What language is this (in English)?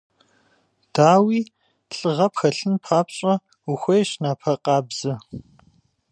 Kabardian